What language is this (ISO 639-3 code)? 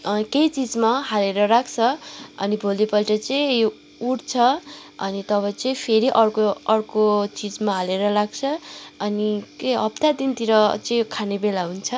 nep